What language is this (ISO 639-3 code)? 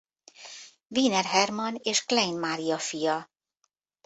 hun